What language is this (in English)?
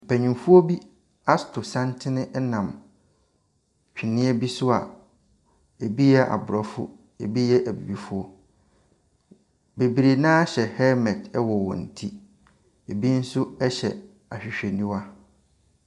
Akan